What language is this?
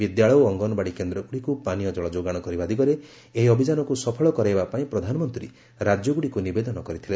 Odia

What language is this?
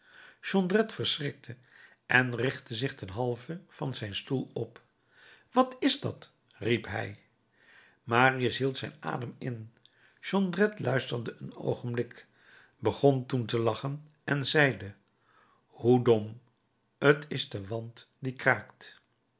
Dutch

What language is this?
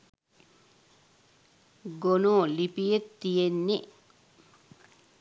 Sinhala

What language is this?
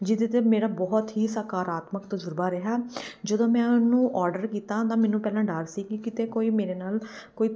Punjabi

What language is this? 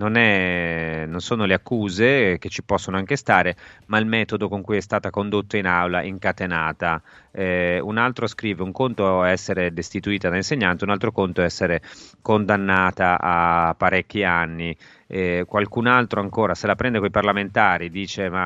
Italian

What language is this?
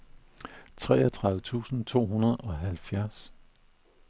Danish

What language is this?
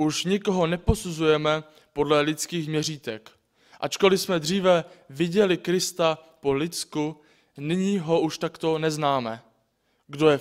Czech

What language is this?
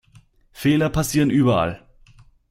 German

